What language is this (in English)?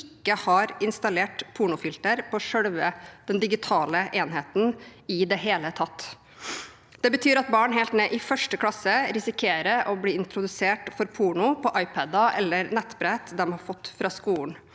Norwegian